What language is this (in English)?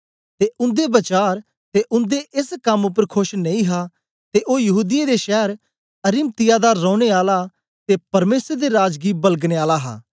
Dogri